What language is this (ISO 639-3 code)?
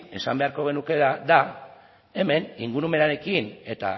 eus